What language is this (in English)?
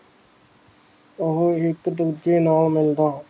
Punjabi